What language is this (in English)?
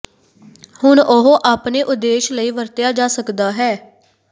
Punjabi